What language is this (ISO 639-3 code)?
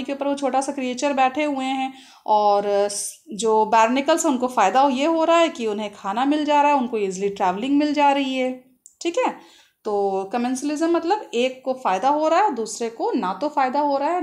hin